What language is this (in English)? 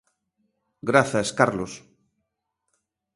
Galician